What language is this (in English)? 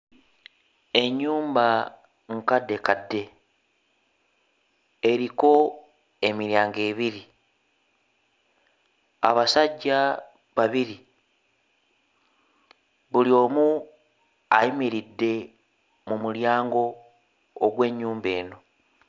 Ganda